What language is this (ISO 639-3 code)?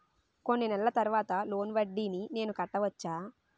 tel